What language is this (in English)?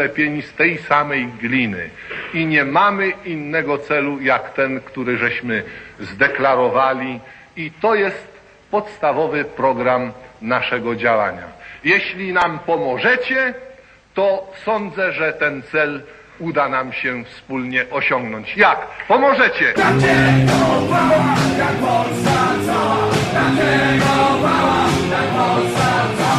Polish